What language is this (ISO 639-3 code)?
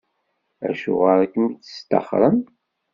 kab